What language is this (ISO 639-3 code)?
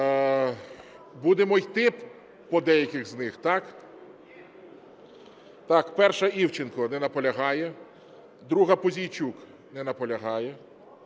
ukr